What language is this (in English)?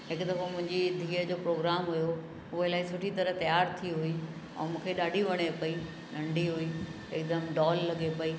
Sindhi